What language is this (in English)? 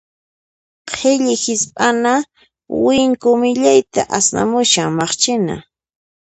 Puno Quechua